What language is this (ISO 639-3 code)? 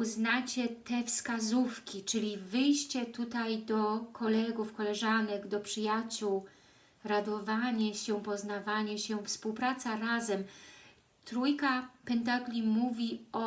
pol